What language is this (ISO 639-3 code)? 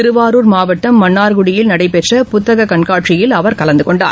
tam